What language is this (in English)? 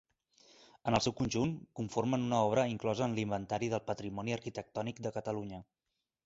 Catalan